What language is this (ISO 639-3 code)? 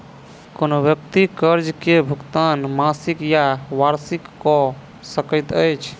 mai